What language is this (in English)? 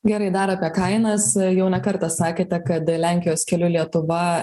Lithuanian